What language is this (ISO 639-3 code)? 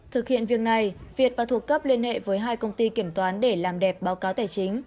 vie